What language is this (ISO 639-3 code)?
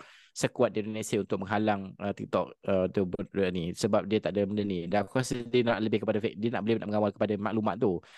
msa